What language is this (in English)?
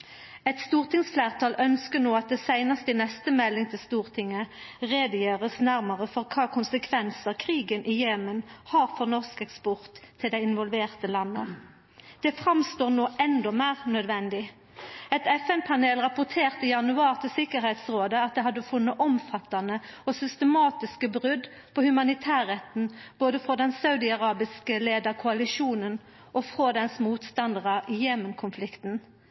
Norwegian Nynorsk